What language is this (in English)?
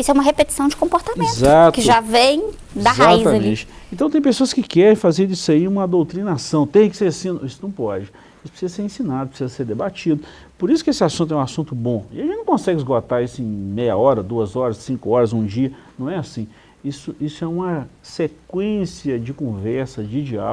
Portuguese